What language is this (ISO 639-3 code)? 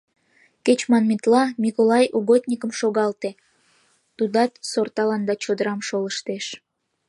chm